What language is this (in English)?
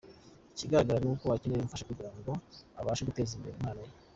Kinyarwanda